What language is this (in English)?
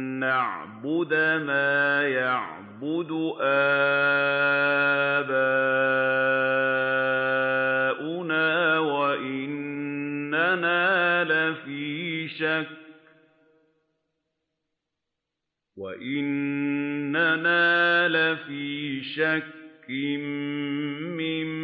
Arabic